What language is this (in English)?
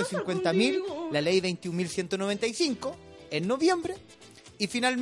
Spanish